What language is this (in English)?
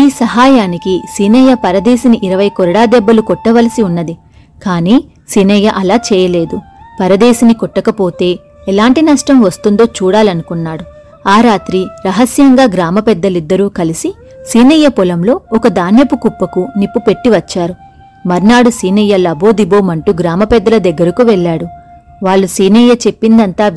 Telugu